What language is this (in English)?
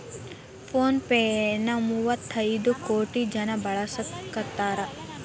Kannada